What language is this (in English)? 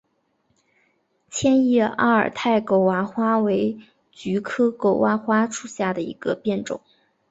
Chinese